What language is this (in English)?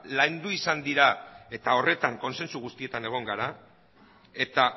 Basque